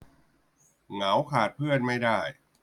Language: Thai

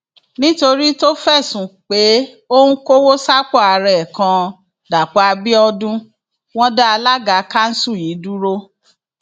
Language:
Yoruba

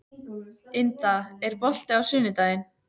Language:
Icelandic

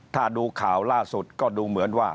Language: Thai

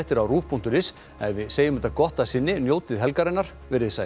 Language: Icelandic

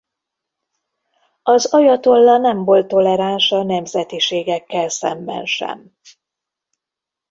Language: Hungarian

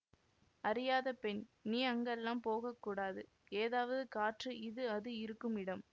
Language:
Tamil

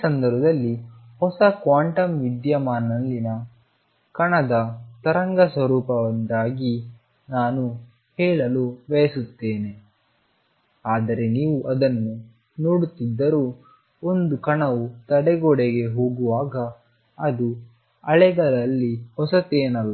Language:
Kannada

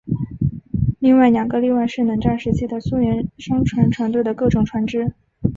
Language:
Chinese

